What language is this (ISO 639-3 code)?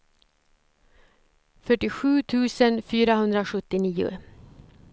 swe